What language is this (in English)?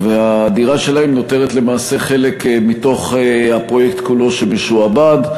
Hebrew